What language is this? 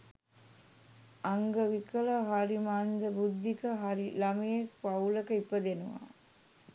Sinhala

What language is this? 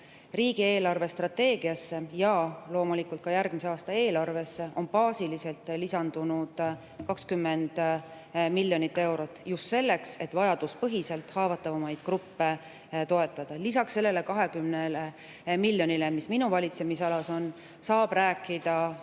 Estonian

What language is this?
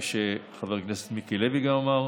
Hebrew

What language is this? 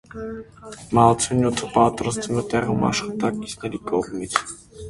Armenian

